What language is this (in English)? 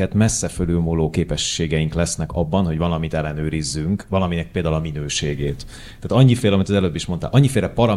Hungarian